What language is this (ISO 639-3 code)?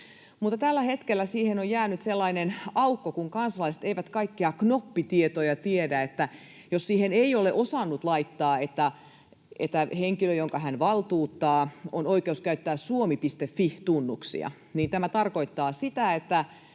fin